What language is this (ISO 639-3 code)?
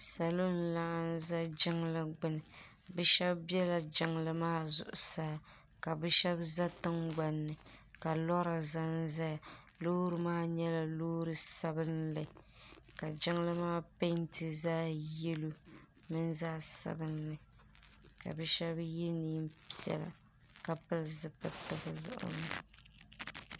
dag